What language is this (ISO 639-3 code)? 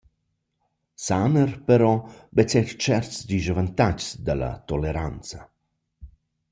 roh